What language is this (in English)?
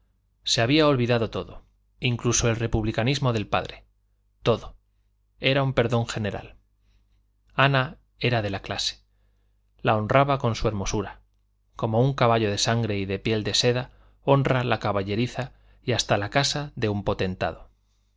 Spanish